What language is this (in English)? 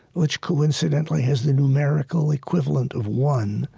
English